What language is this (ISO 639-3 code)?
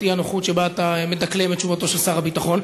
heb